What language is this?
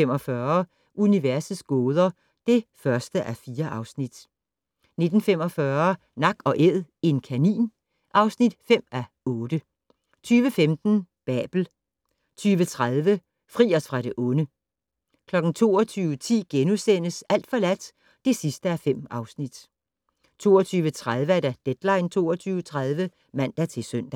Danish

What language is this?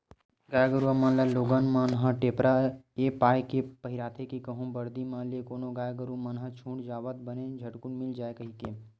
Chhattisgarhi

